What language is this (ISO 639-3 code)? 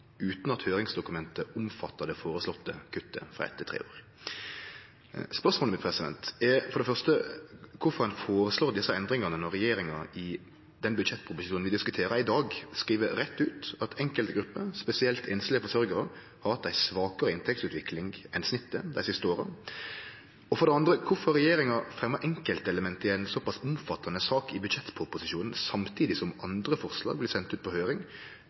nno